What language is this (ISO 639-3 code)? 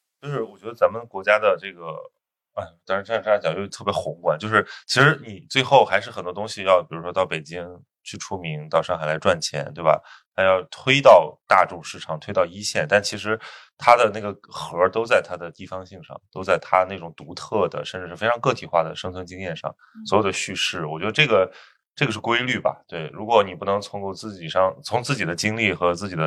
zho